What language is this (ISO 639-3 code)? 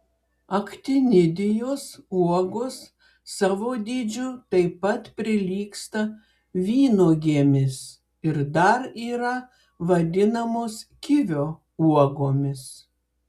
lit